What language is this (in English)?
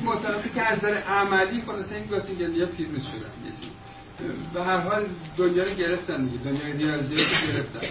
Persian